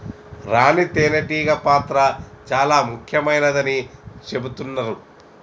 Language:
Telugu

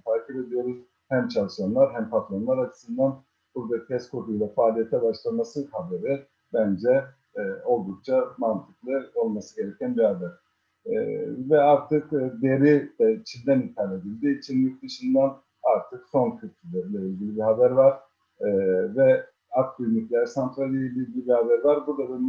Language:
Turkish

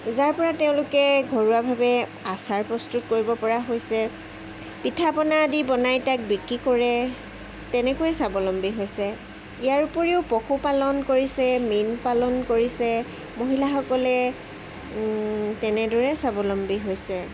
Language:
Assamese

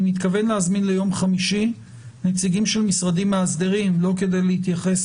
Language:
Hebrew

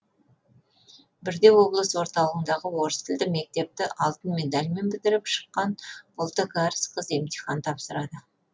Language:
Kazakh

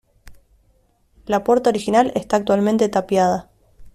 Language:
Spanish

